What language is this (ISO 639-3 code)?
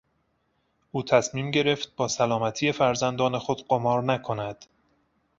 fas